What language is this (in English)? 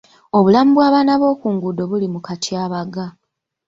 Ganda